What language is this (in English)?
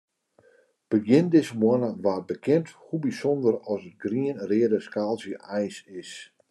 Western Frisian